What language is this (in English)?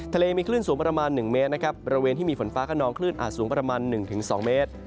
Thai